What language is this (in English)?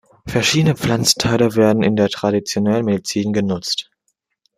German